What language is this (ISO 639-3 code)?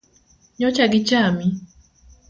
luo